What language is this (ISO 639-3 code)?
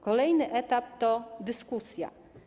pol